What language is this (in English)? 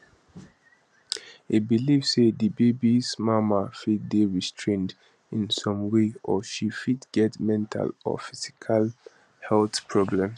Nigerian Pidgin